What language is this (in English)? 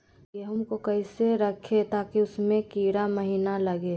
Magahi